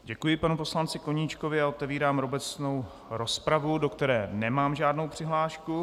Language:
Czech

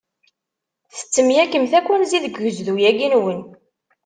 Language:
Kabyle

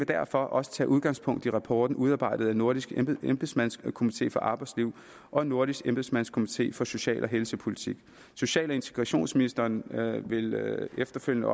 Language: Danish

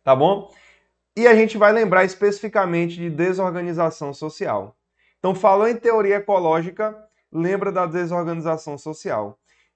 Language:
Portuguese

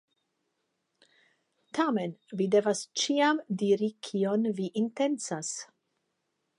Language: Esperanto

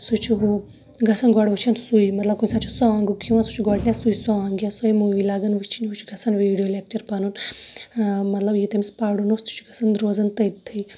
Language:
Kashmiri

